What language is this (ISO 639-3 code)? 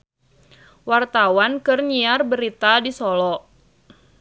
sun